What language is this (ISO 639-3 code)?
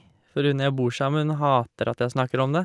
nor